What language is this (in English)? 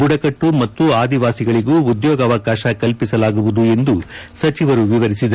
Kannada